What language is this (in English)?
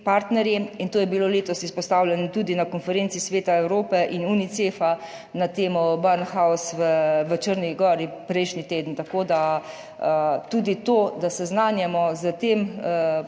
Slovenian